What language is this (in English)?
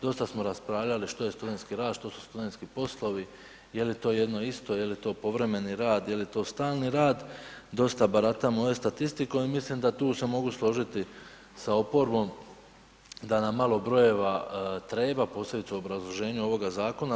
Croatian